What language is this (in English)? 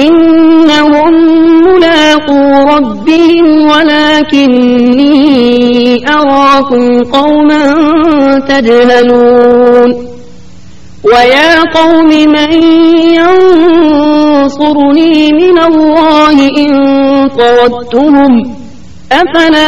Urdu